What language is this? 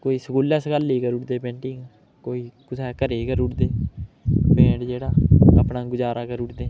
Dogri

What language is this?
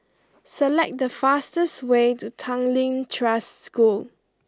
English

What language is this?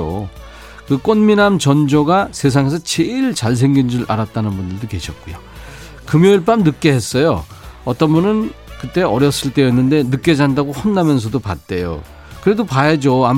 Korean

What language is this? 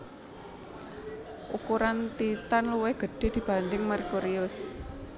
Javanese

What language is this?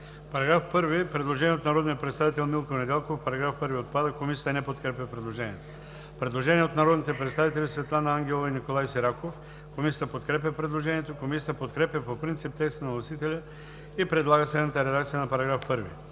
Bulgarian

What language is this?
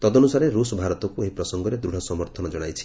Odia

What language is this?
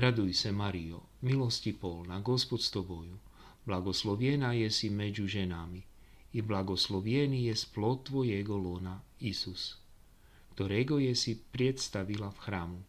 Slovak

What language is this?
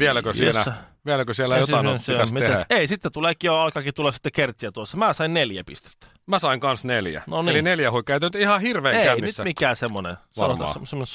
Finnish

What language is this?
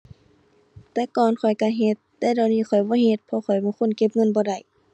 Thai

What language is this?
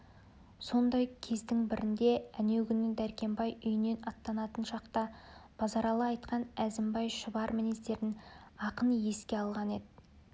Kazakh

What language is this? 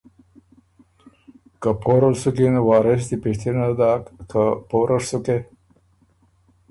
Ormuri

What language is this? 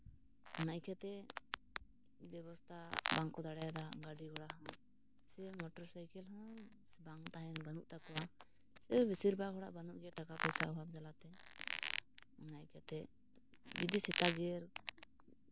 Santali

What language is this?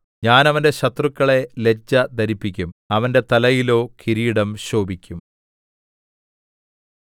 Malayalam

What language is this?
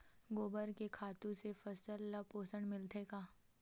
Chhattisgarhi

